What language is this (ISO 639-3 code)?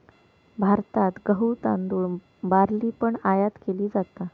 mar